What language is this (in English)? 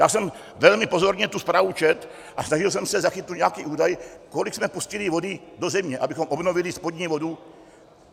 Czech